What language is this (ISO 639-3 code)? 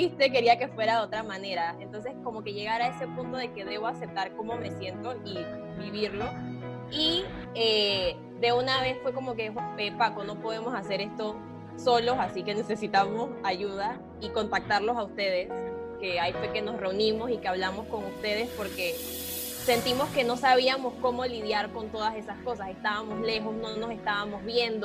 spa